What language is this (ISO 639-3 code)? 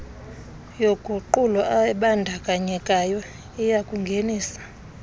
xho